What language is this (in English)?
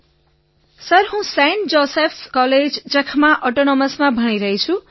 Gujarati